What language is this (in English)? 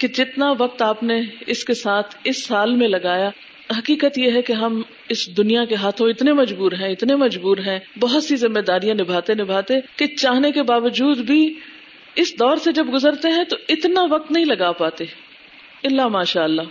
Urdu